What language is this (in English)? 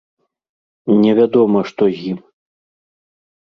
Belarusian